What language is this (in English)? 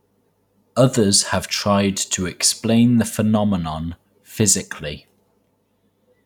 English